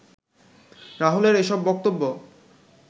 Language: Bangla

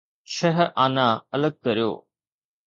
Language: Sindhi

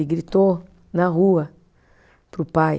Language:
Portuguese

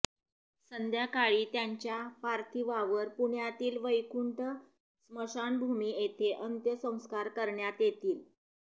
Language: Marathi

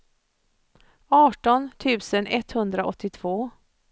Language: Swedish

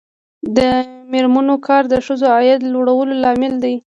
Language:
Pashto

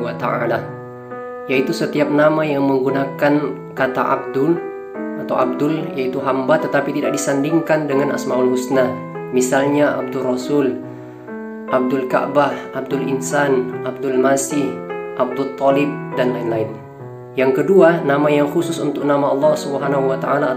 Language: Indonesian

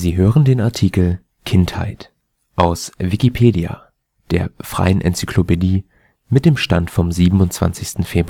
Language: German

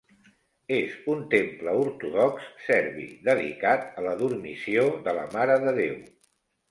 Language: Catalan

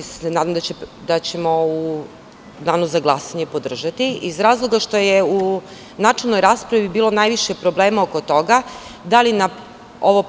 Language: Serbian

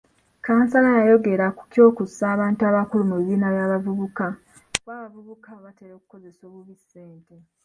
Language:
Ganda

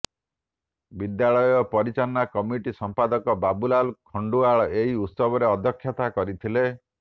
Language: Odia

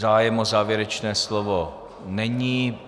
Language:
Czech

